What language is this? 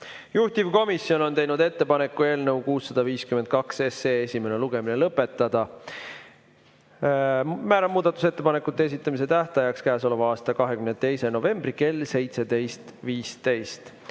Estonian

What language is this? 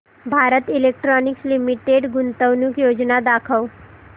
Marathi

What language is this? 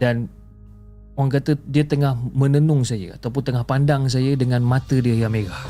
Malay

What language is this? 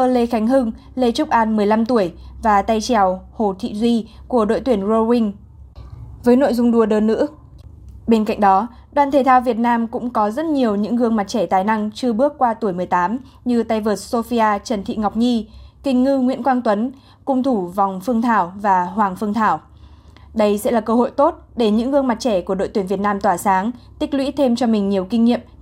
Vietnamese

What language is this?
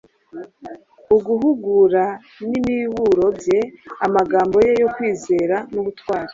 Kinyarwanda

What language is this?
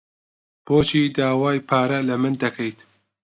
Central Kurdish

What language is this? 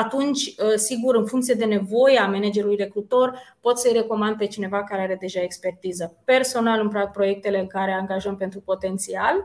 Romanian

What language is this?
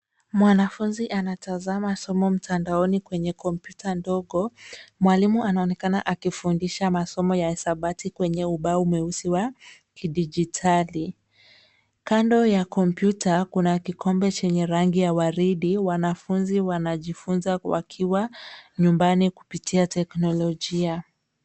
Swahili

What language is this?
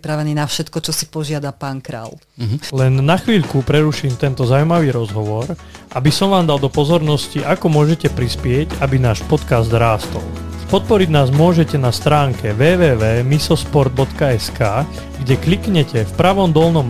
Slovak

